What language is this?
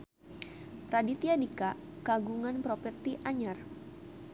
Sundanese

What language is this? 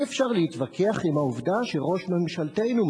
Hebrew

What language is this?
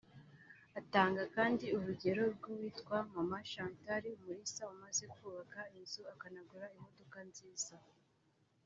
Kinyarwanda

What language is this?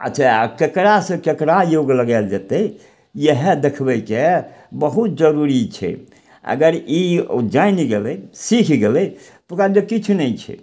Maithili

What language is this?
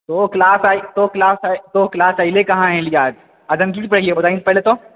Maithili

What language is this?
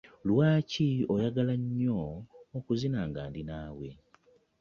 Ganda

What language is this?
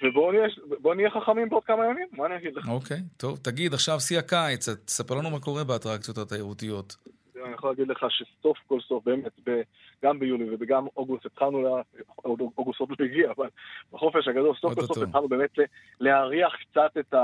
Hebrew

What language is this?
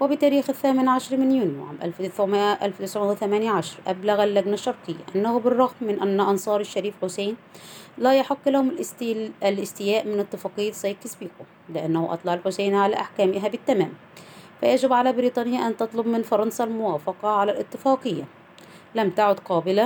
Arabic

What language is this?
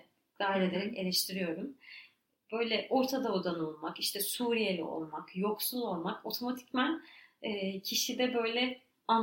Turkish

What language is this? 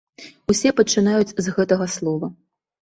Belarusian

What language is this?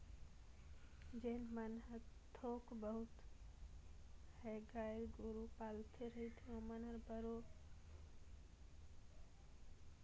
Chhattisgarhi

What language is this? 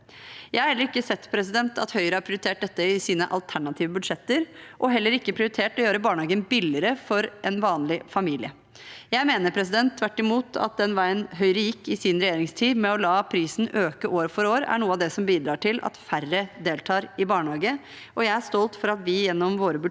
Norwegian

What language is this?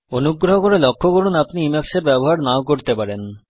Bangla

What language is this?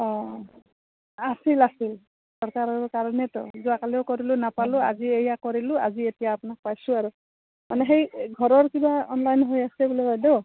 Assamese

